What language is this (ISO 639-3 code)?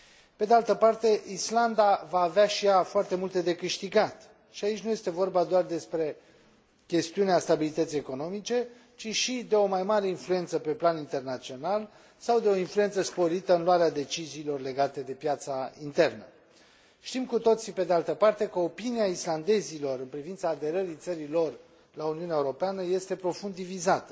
ron